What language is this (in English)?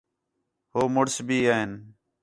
Khetrani